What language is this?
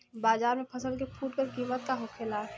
Bhojpuri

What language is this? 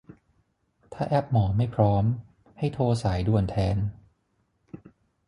Thai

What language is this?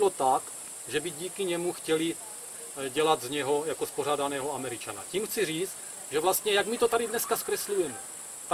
Czech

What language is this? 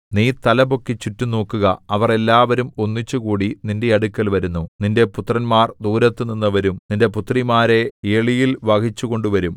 Malayalam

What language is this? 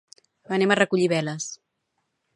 Catalan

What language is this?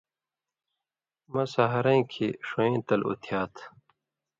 Indus Kohistani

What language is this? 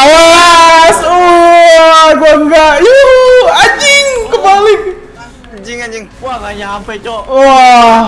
Indonesian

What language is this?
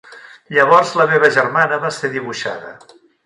Catalan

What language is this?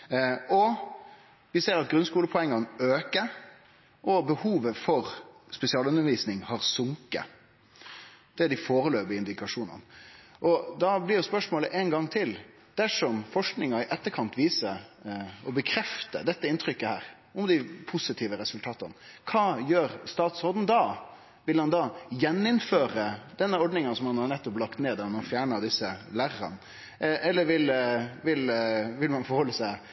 Norwegian Nynorsk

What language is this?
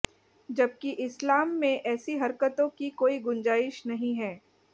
Hindi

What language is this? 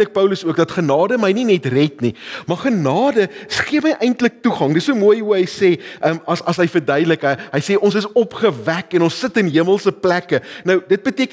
Dutch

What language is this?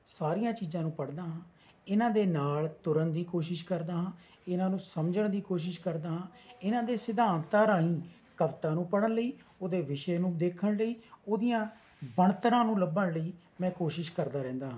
Punjabi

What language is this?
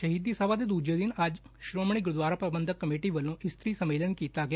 Punjabi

